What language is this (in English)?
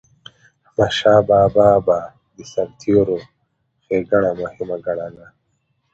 Pashto